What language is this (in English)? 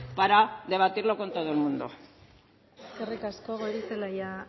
Spanish